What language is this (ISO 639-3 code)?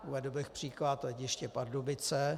ces